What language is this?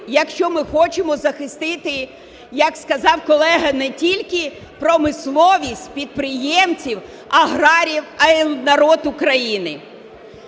Ukrainian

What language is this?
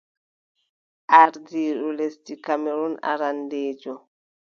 Adamawa Fulfulde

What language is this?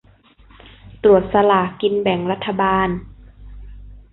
Thai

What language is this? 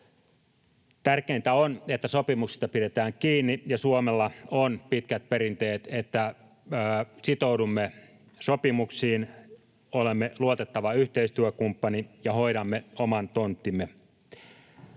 Finnish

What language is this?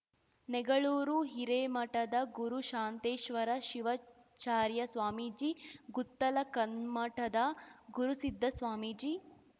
Kannada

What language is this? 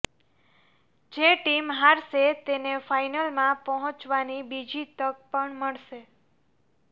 Gujarati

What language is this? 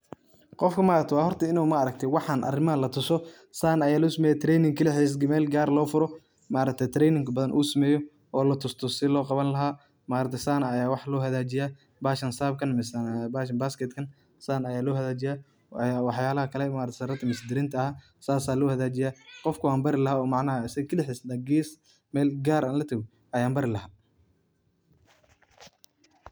Somali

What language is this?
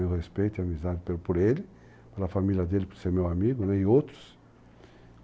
Portuguese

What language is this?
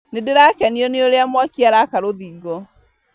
Kikuyu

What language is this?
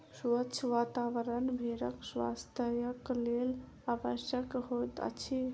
Maithili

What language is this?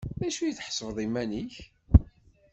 Kabyle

